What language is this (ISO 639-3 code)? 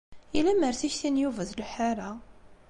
kab